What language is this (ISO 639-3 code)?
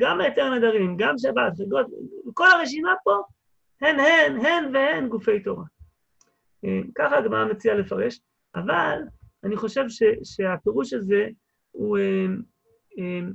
heb